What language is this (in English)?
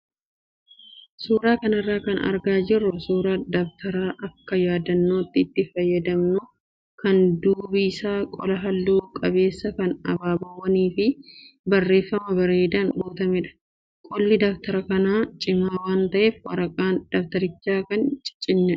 Oromo